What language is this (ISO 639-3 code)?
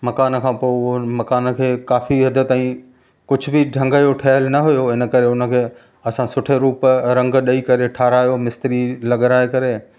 snd